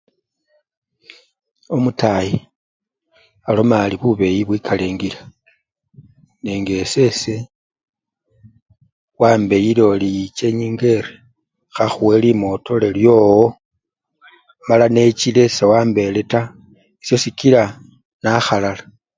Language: Luyia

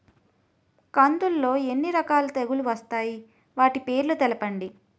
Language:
Telugu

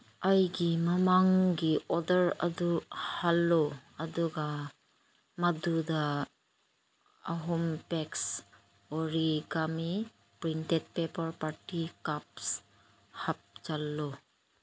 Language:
Manipuri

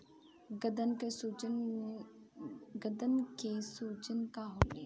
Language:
Bhojpuri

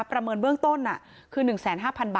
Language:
Thai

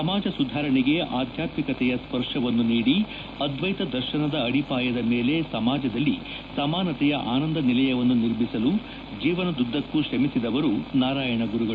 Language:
Kannada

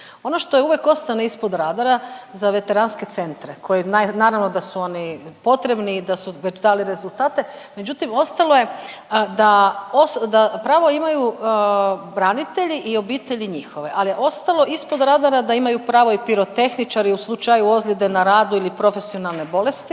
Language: Croatian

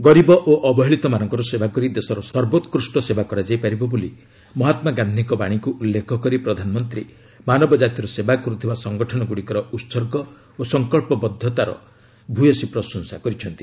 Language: Odia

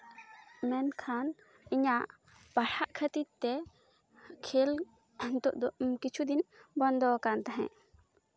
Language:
Santali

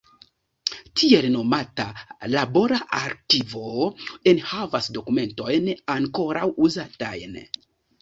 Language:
Esperanto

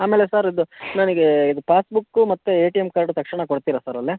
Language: Kannada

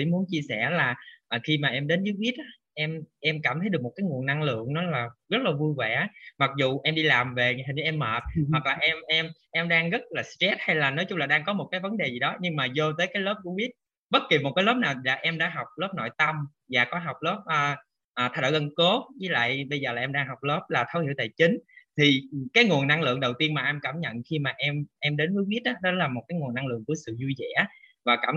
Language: Vietnamese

